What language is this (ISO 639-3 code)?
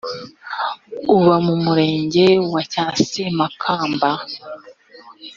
kin